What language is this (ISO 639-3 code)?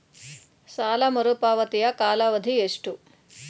kan